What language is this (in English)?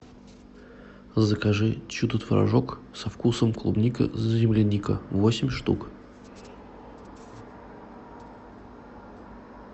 Russian